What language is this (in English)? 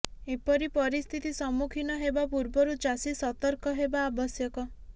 Odia